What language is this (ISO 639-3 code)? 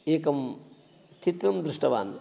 san